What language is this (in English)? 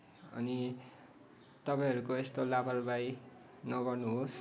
Nepali